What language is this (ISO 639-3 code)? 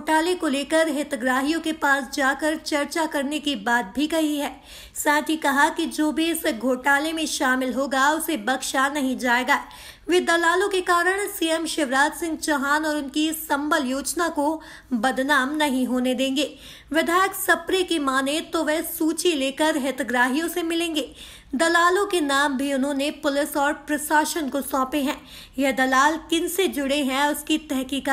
hin